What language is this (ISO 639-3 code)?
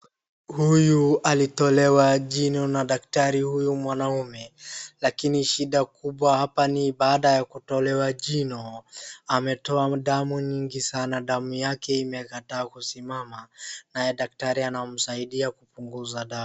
swa